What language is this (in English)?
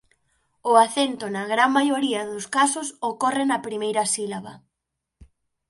Galician